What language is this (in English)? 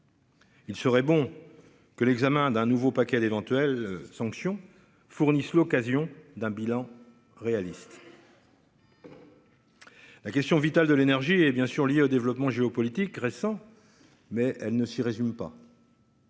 French